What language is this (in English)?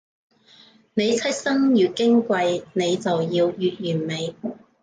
Cantonese